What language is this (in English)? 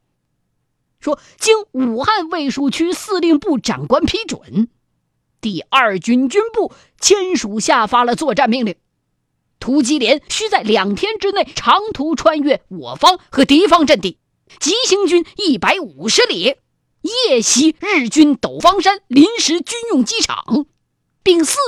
Chinese